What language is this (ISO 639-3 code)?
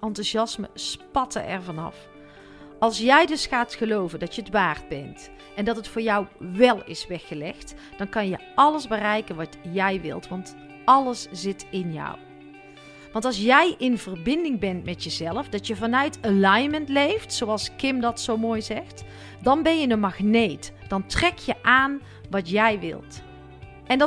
nld